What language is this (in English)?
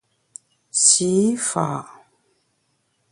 Bamun